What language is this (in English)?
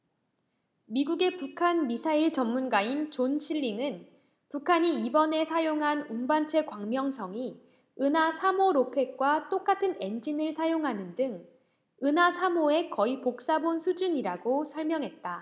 Korean